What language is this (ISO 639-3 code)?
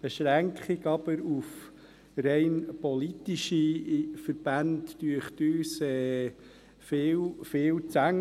gsw